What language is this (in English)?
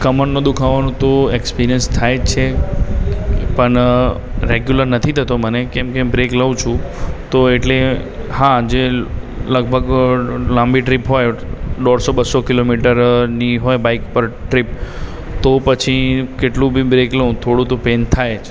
Gujarati